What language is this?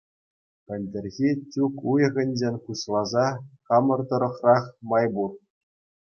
Chuvash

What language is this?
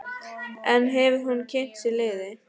Icelandic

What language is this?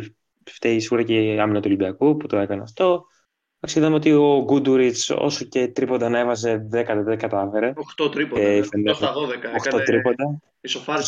Greek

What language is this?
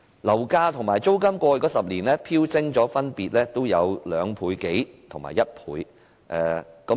Cantonese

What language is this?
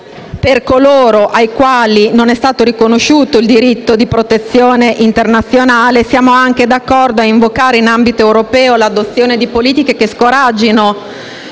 Italian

